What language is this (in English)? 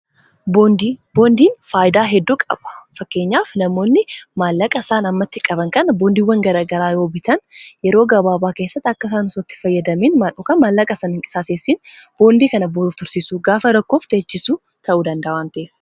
Oromo